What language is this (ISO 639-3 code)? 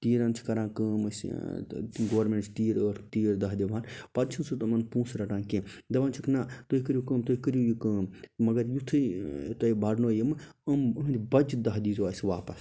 kas